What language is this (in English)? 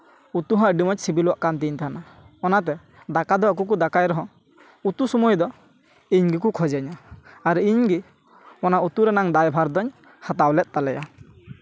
Santali